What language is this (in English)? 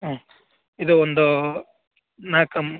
Kannada